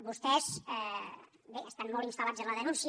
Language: Catalan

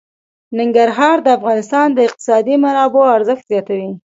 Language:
Pashto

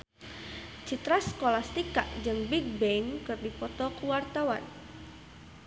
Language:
Sundanese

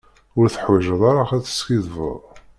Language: Kabyle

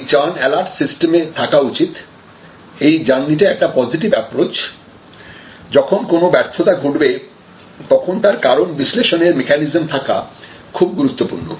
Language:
Bangla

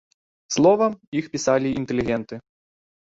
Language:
Belarusian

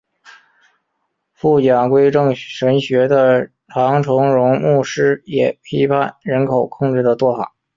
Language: Chinese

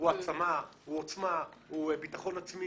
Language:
Hebrew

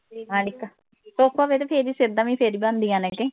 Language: Punjabi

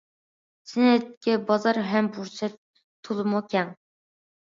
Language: Uyghur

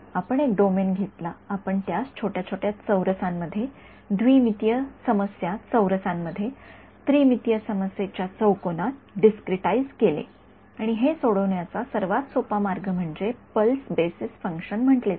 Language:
Marathi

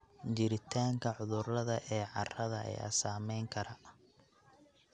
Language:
Somali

